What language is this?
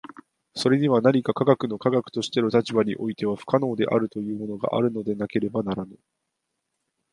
Japanese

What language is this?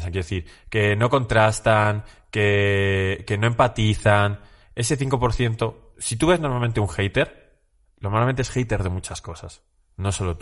Spanish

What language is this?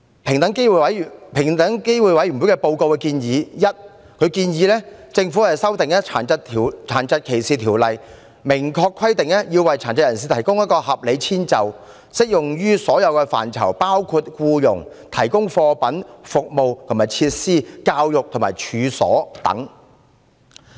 Cantonese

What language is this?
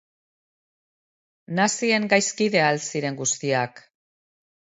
Basque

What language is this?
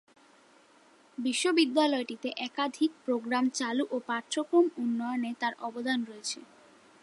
Bangla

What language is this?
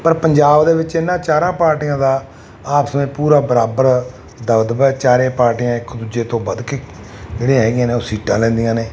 Punjabi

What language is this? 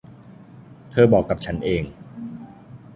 Thai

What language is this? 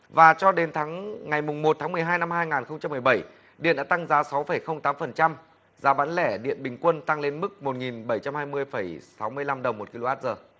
Vietnamese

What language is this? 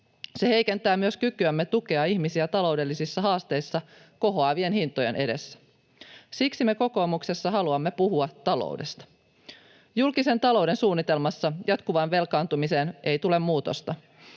Finnish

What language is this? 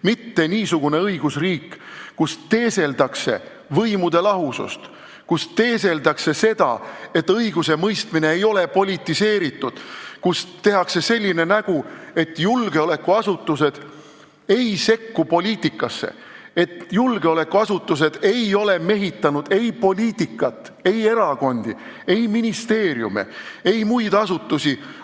Estonian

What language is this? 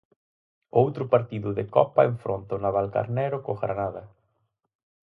Galician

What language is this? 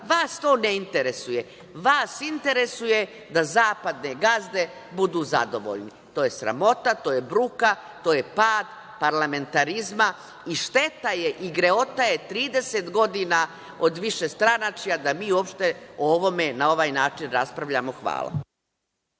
Serbian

